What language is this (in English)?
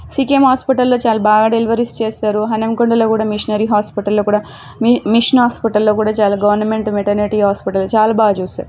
Telugu